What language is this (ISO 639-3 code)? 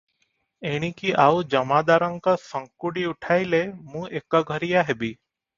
ori